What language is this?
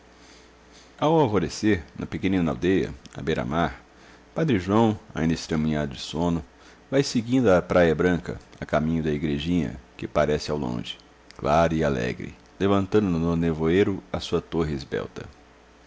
Portuguese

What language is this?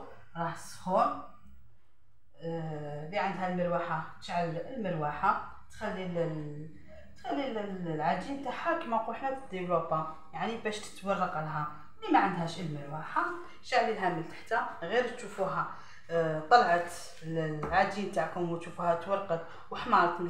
Arabic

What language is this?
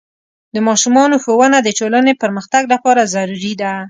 Pashto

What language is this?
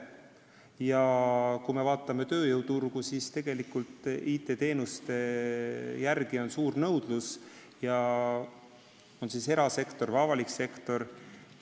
Estonian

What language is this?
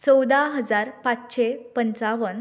Konkani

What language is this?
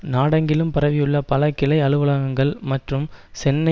Tamil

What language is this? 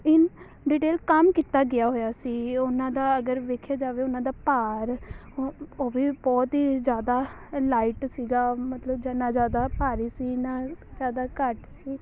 Punjabi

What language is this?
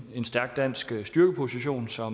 Danish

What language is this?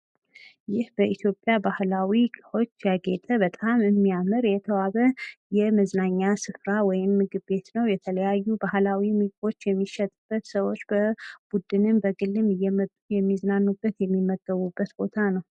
Amharic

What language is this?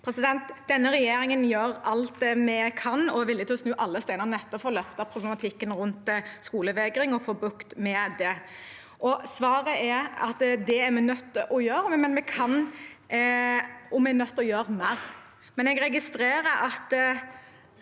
Norwegian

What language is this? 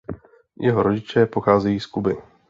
Czech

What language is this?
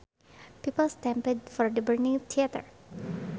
Sundanese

